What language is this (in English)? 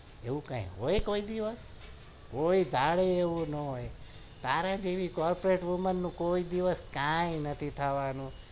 Gujarati